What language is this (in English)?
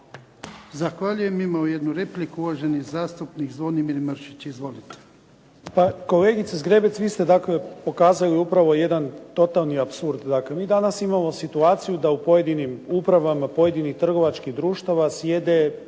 Croatian